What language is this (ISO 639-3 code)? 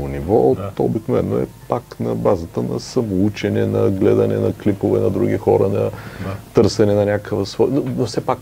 bul